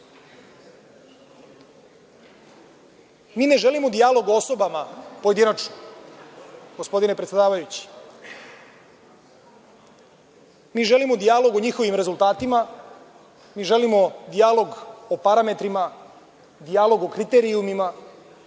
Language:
Serbian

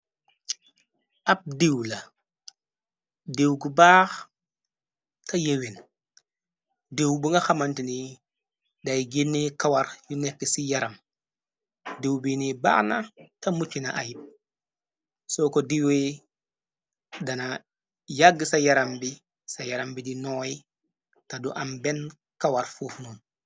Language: Wolof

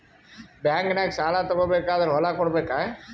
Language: Kannada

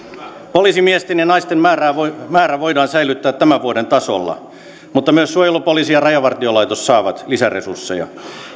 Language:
Finnish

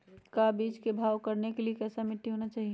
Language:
Magahi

